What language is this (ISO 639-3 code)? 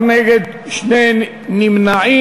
heb